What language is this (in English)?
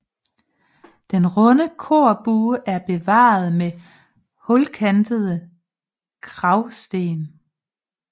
Danish